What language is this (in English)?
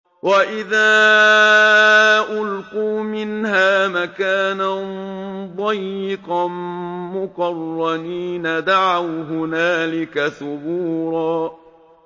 Arabic